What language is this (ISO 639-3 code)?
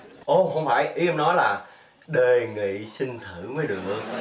vie